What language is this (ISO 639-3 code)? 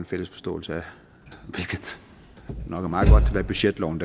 dan